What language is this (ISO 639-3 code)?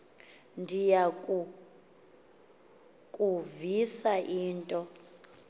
xho